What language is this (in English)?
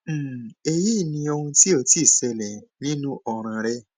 Yoruba